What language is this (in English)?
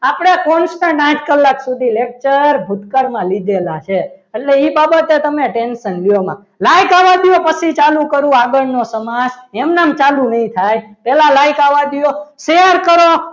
Gujarati